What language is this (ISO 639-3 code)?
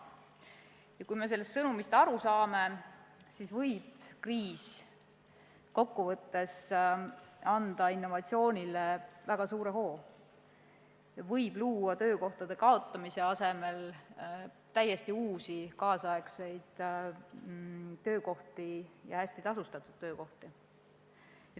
est